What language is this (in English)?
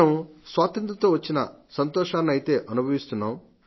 Telugu